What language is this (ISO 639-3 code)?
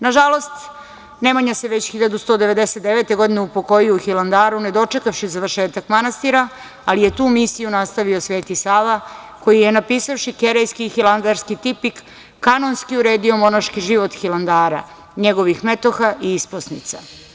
srp